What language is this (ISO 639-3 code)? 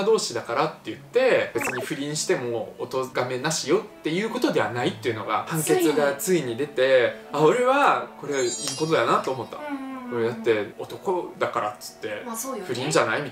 jpn